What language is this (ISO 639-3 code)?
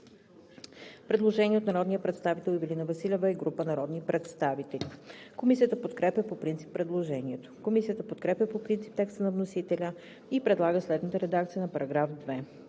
bul